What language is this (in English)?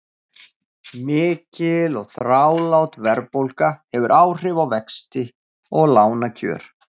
Icelandic